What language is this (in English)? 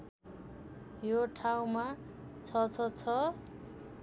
Nepali